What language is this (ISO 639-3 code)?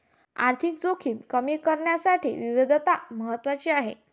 mar